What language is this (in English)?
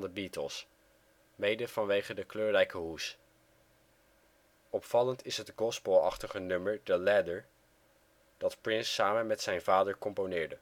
Dutch